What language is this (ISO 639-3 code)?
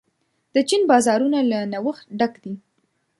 pus